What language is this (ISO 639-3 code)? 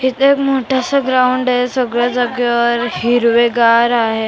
mar